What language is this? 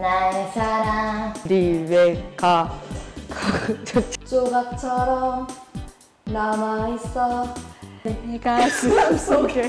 Korean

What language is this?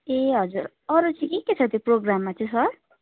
Nepali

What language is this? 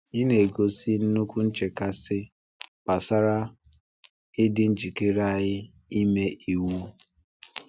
Igbo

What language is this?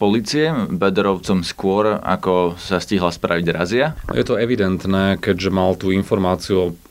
Slovak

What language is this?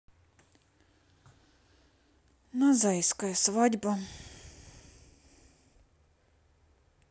Russian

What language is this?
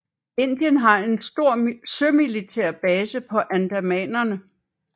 Danish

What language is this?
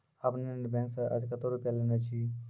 Maithili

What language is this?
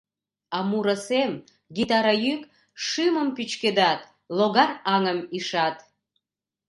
Mari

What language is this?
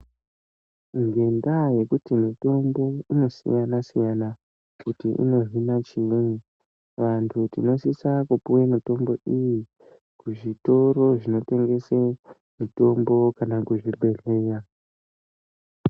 Ndau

